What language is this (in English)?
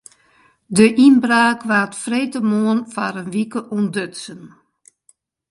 Western Frisian